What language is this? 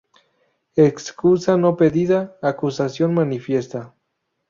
Spanish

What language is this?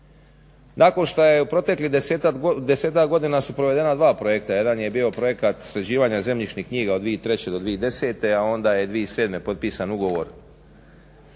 Croatian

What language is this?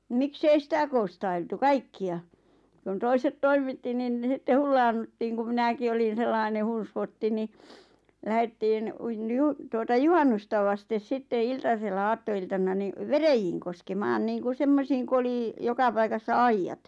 Finnish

